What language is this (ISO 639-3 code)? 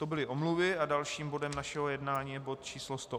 ces